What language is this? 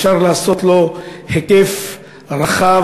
Hebrew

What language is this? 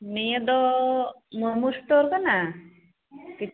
Santali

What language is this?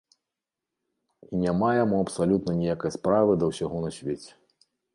Belarusian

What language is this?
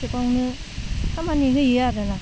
Bodo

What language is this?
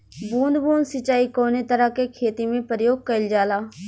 Bhojpuri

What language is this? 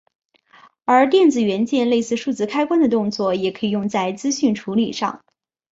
Chinese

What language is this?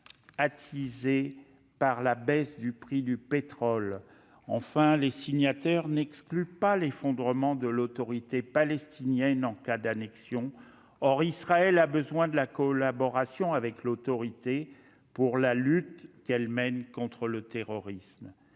French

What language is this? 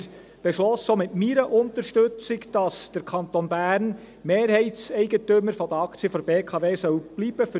Swiss German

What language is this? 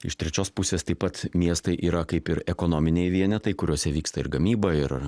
Lithuanian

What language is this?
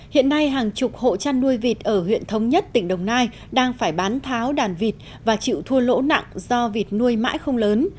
Vietnamese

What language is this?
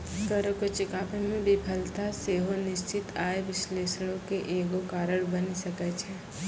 Maithili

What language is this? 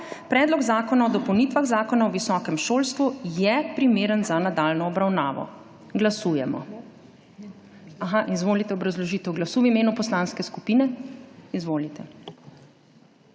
Slovenian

